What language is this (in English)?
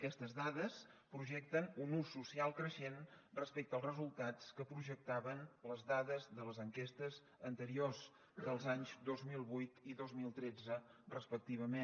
Catalan